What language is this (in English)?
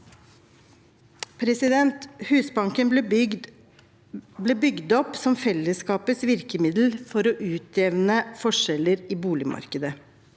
Norwegian